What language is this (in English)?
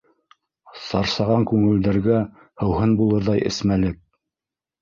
Bashkir